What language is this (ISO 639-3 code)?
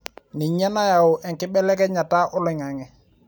mas